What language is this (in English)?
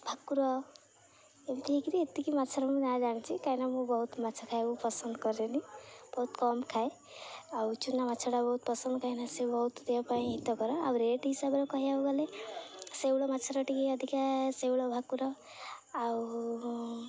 Odia